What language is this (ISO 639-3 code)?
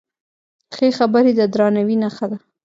pus